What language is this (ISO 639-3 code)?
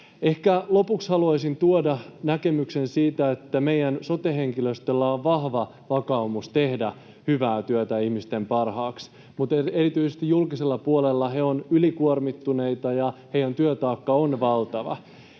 fin